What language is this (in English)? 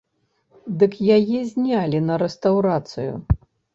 Belarusian